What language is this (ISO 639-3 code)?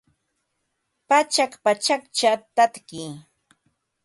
qva